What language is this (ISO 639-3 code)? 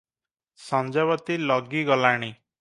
ori